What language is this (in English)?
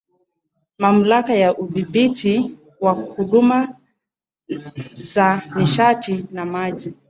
Swahili